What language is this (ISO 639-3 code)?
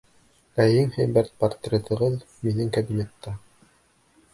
bak